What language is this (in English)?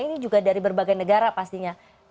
Indonesian